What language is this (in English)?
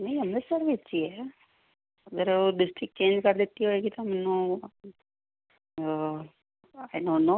Punjabi